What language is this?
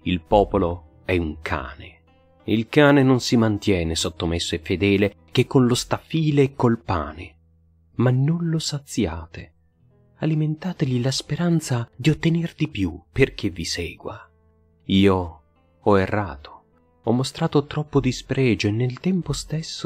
Italian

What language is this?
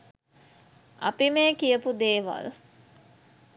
Sinhala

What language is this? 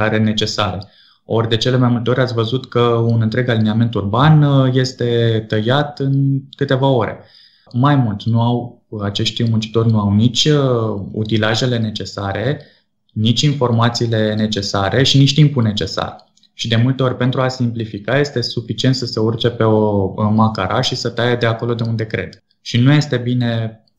Romanian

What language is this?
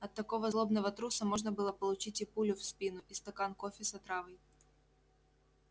Russian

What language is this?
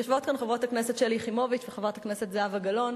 Hebrew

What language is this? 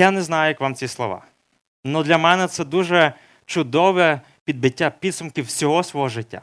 Ukrainian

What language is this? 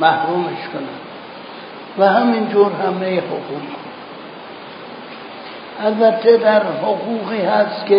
Persian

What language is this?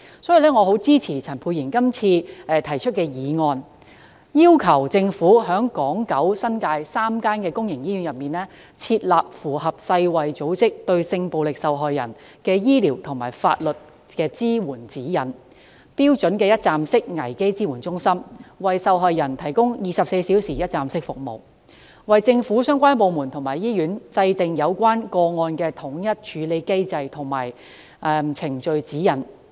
Cantonese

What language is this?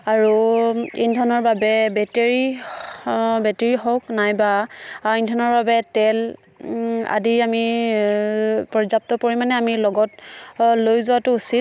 Assamese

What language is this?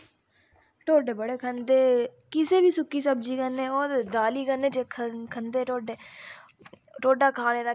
Dogri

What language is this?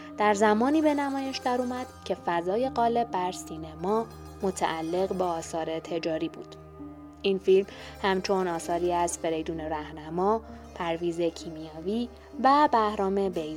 Persian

